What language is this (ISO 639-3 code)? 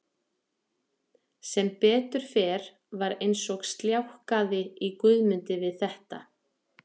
isl